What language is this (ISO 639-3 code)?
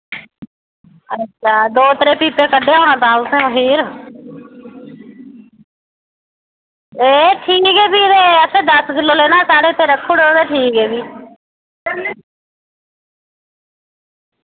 doi